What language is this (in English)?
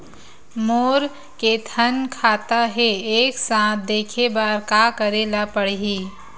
Chhattisgarhi